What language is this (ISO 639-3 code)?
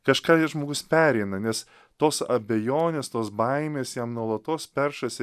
lit